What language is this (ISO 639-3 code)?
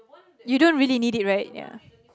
eng